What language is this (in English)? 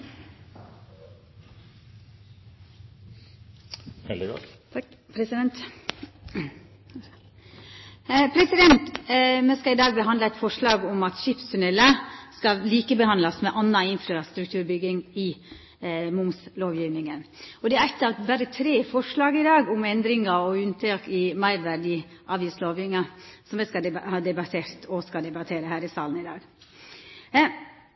Norwegian Nynorsk